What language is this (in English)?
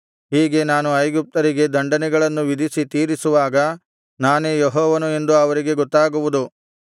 Kannada